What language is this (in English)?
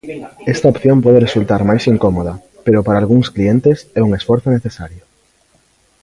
Galician